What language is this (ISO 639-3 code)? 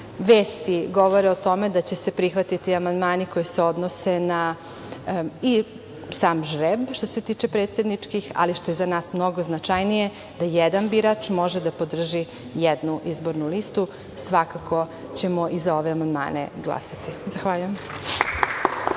srp